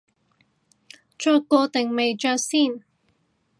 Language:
Cantonese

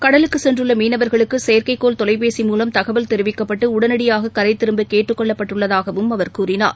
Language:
Tamil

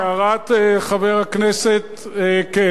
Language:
Hebrew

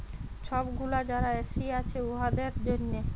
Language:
Bangla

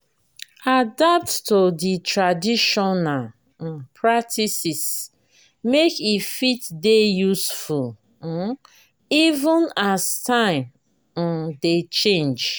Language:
Nigerian Pidgin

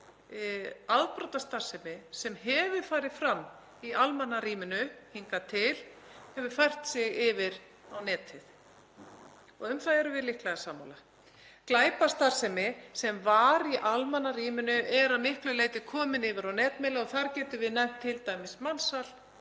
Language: Icelandic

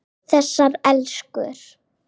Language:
Icelandic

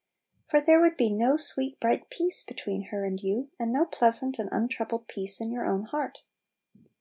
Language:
English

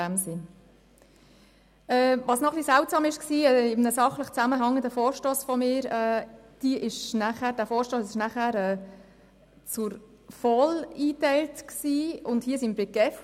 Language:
Swiss German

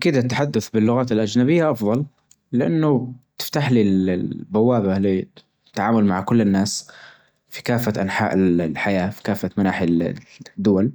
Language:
Najdi Arabic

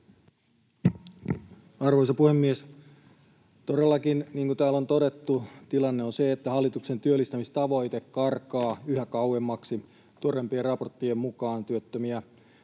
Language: Finnish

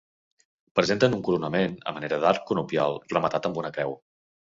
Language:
Catalan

